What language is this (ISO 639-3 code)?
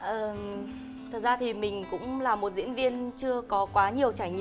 vie